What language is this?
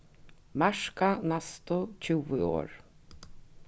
Faroese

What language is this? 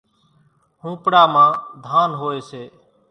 Kachi Koli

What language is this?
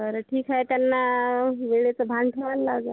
Marathi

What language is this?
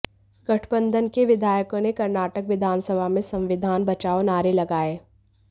Hindi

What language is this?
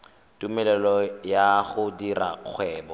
Tswana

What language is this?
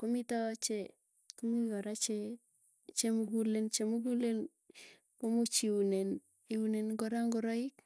Tugen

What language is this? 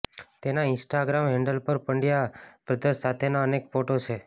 Gujarati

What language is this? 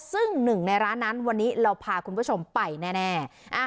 Thai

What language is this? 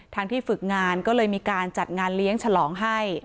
Thai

